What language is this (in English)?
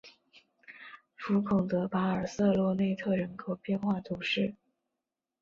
Chinese